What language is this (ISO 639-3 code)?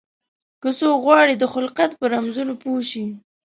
pus